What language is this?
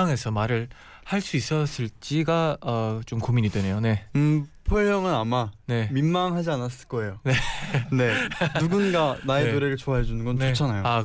Korean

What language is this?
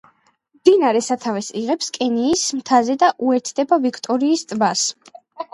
Georgian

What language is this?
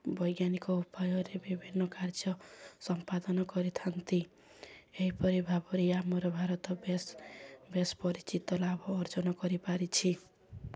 Odia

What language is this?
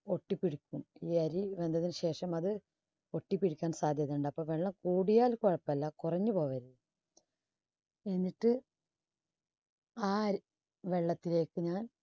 Malayalam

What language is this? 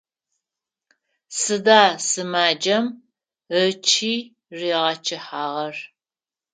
Adyghe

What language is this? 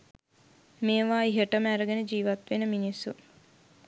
Sinhala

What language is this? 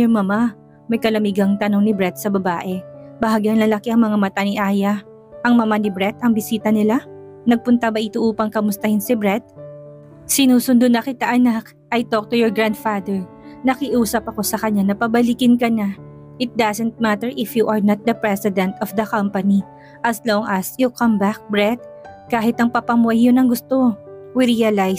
Filipino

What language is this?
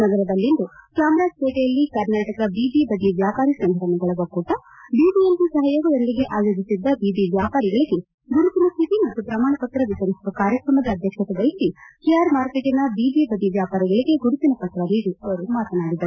Kannada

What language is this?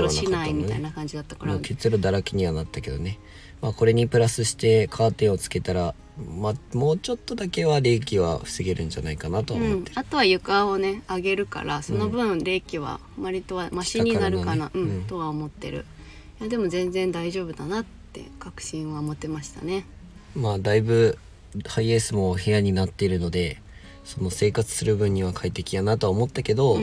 Japanese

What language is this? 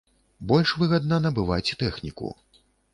Belarusian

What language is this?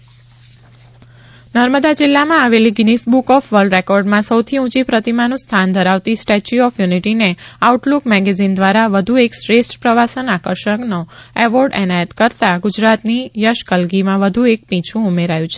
Gujarati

